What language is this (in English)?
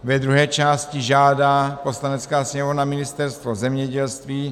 Czech